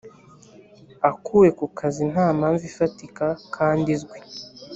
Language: Kinyarwanda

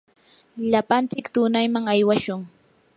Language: Yanahuanca Pasco Quechua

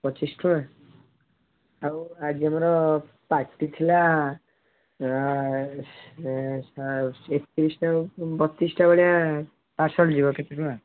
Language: Odia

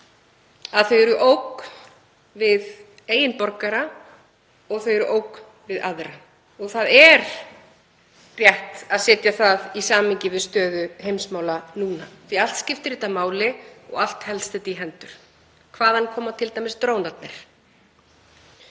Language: Icelandic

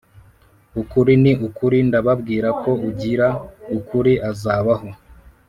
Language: Kinyarwanda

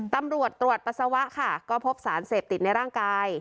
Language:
Thai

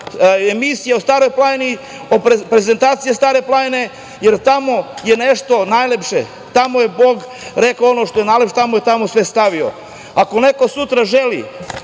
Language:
Serbian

